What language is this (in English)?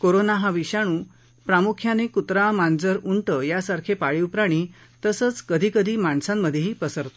Marathi